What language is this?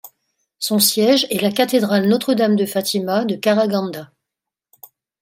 French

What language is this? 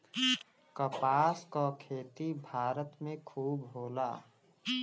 Bhojpuri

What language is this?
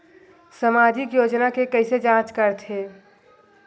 Chhattisgarhi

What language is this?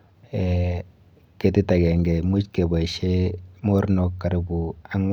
Kalenjin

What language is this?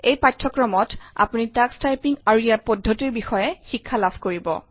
Assamese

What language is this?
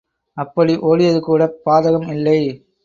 Tamil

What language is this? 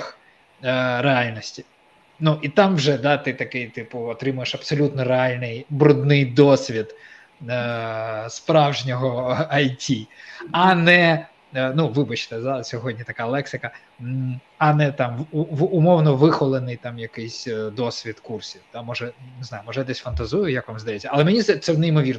Ukrainian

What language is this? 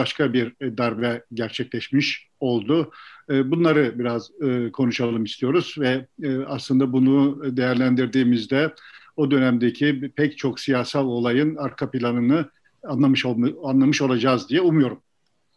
Turkish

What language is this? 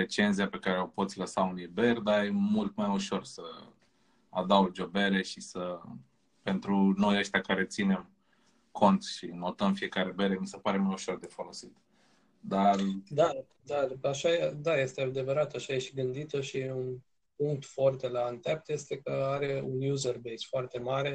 Romanian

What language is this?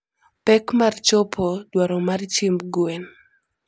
Luo (Kenya and Tanzania)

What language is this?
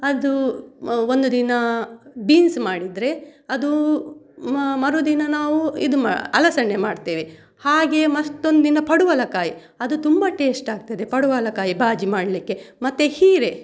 Kannada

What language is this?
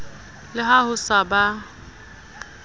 Southern Sotho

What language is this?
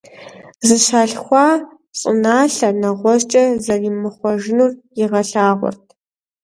Kabardian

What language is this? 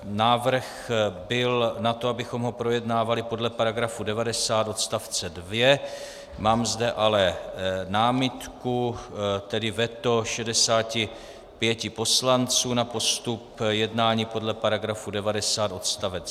Czech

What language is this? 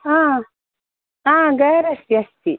Sanskrit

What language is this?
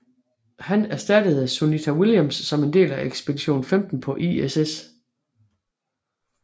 Danish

